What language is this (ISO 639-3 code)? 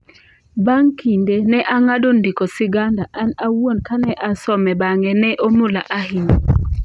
luo